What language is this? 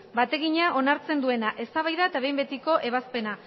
Basque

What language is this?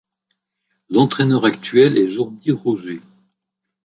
French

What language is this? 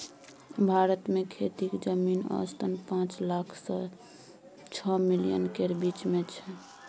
Maithili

